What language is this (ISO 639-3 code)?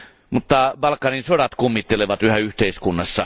fin